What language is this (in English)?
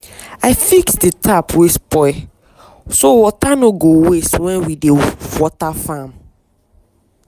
Nigerian Pidgin